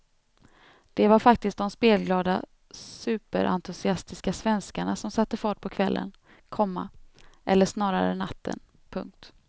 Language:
Swedish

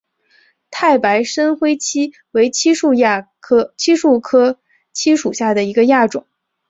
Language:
Chinese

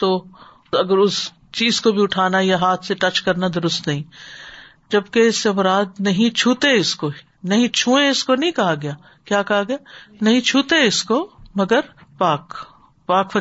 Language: Urdu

